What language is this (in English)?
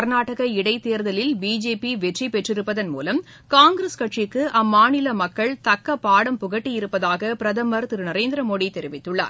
Tamil